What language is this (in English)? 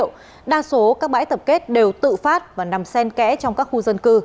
Vietnamese